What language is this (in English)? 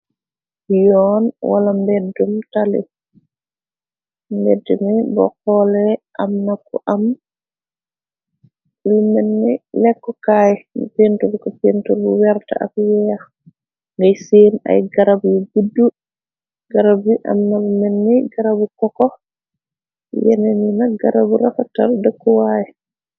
Wolof